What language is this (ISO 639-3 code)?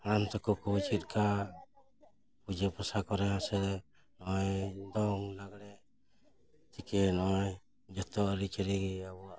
sat